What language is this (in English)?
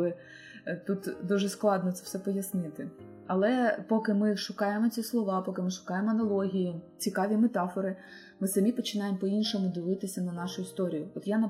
Ukrainian